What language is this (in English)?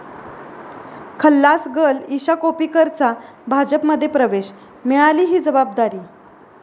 Marathi